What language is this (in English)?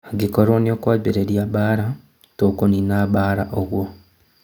Kikuyu